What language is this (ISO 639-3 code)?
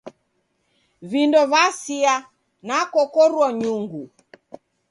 dav